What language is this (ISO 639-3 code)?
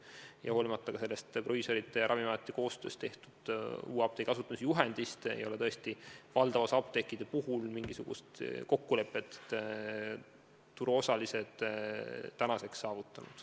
est